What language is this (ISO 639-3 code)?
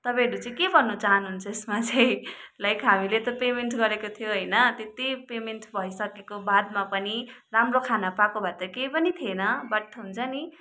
nep